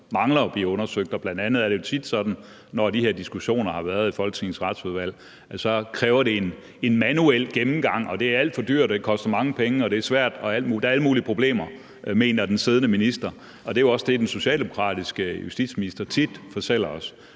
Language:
Danish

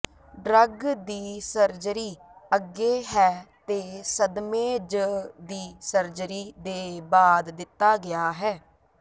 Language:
Punjabi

